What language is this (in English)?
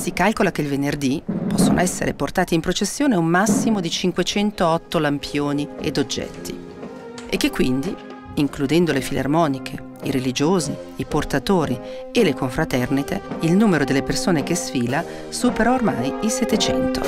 Italian